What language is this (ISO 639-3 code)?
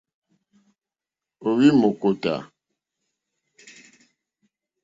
bri